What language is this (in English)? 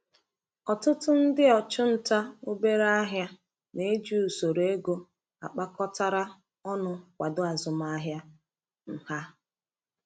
Igbo